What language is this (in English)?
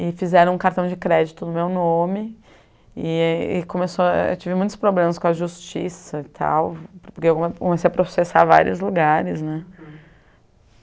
Portuguese